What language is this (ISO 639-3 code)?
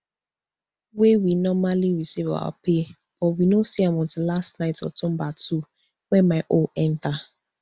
pcm